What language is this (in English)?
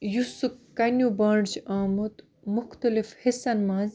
Kashmiri